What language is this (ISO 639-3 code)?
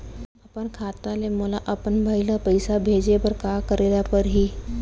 hne